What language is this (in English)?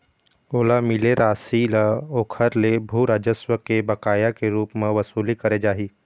Chhattisgarhi